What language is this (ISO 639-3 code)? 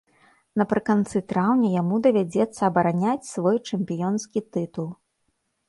bel